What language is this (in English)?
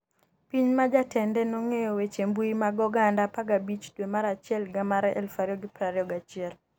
Luo (Kenya and Tanzania)